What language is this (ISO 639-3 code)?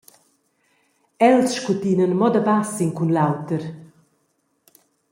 roh